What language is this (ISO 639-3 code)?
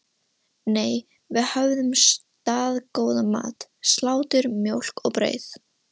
isl